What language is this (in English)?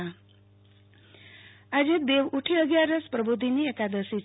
Gujarati